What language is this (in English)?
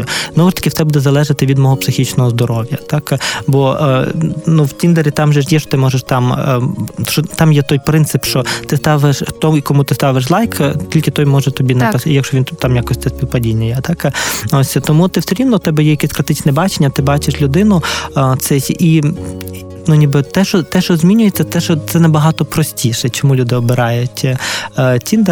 Ukrainian